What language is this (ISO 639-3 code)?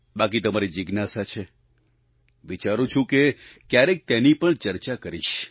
guj